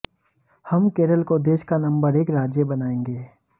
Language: Hindi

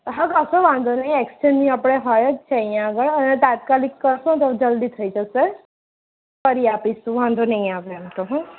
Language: Gujarati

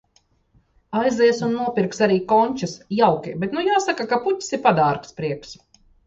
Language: Latvian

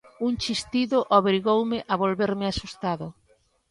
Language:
Galician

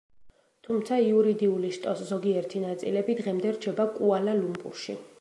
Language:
Georgian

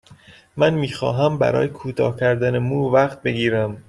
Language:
Persian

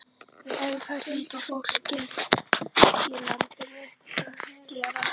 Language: Icelandic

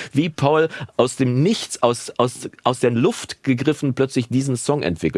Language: German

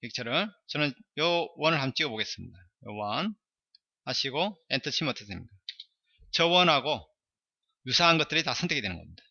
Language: Korean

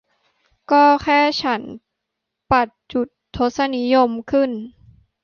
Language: Thai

